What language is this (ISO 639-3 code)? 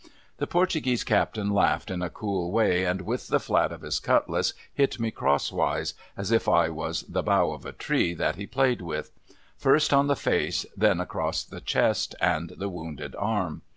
eng